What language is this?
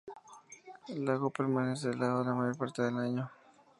Spanish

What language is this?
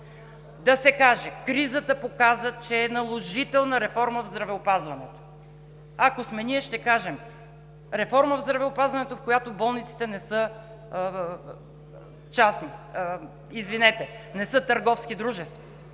Bulgarian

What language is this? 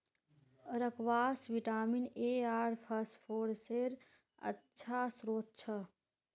Magahi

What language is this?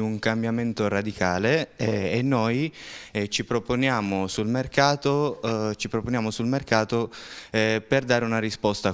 Italian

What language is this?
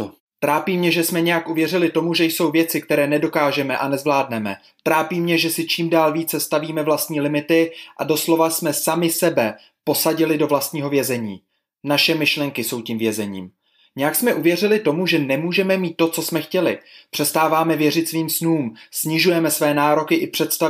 Czech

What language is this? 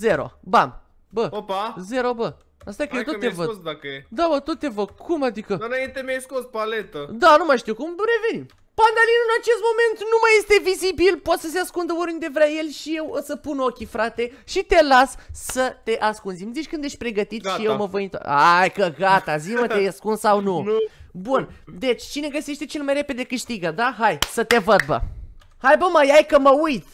Romanian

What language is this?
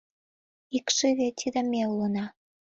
Mari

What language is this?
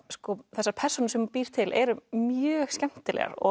Icelandic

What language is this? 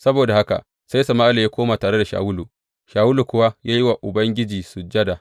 Hausa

